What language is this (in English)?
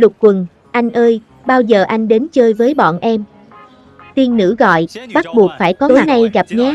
Vietnamese